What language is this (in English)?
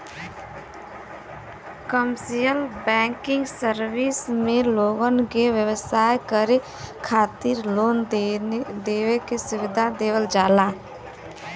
Bhojpuri